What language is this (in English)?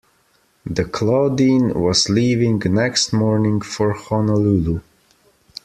English